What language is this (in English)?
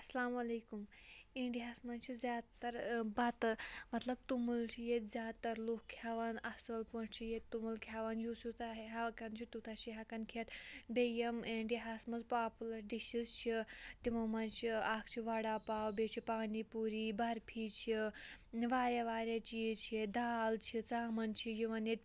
Kashmiri